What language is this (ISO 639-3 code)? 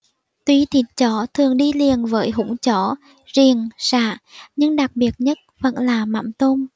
vie